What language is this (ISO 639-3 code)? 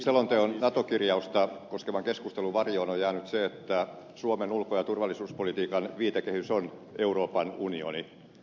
fin